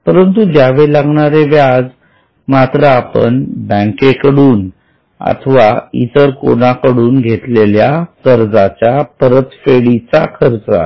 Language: Marathi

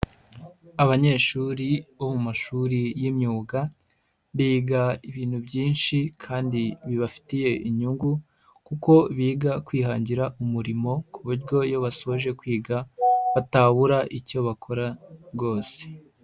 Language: Kinyarwanda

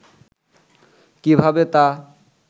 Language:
Bangla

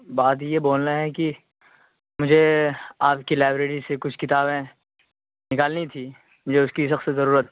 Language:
Urdu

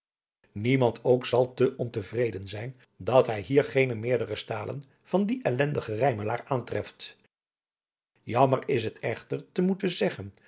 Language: Dutch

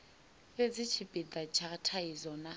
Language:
Venda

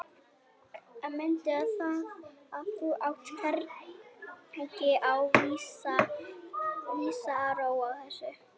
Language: Icelandic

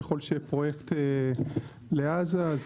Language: Hebrew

